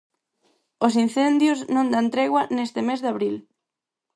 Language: Galician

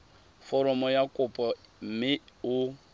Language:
Tswana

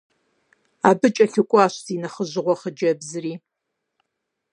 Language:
Kabardian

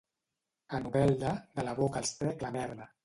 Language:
Catalan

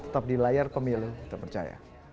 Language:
Indonesian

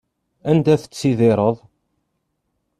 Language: Kabyle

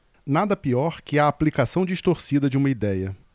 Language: Portuguese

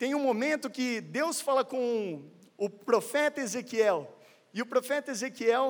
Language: Portuguese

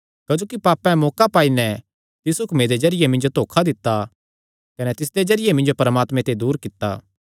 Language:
Kangri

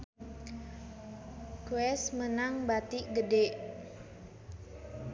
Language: Sundanese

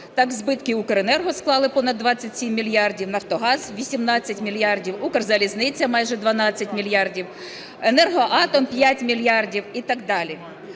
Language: Ukrainian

